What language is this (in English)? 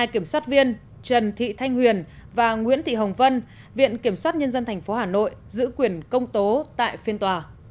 Vietnamese